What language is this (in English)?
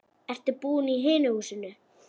Icelandic